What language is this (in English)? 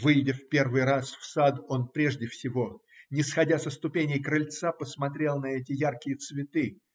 Russian